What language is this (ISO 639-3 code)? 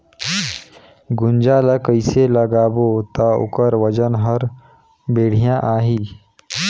hne